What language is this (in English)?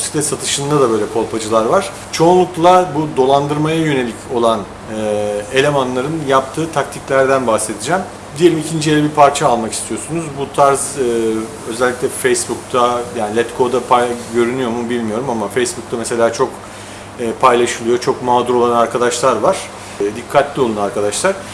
Turkish